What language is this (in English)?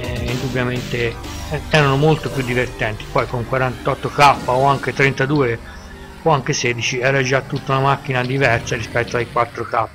Italian